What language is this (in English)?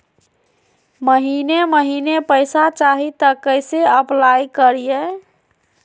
Magahi